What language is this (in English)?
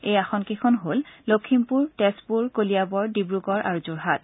Assamese